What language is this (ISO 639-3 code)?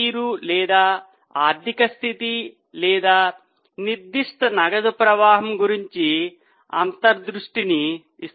tel